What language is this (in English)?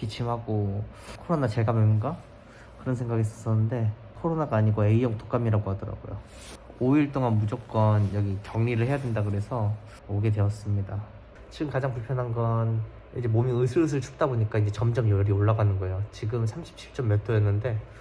Korean